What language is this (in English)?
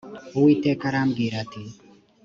Kinyarwanda